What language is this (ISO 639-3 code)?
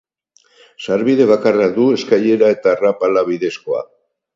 eus